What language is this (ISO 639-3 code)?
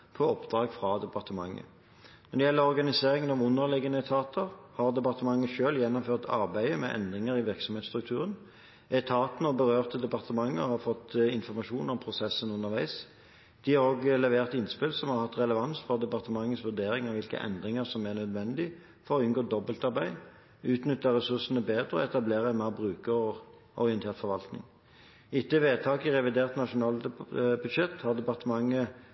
nob